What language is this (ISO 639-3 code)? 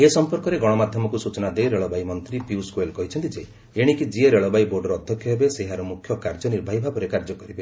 ori